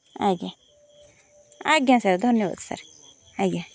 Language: Odia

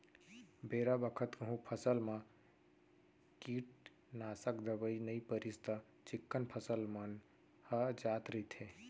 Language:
Chhattisgarhi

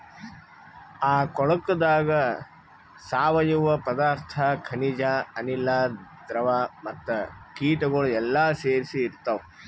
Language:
Kannada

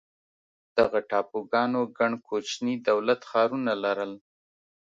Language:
Pashto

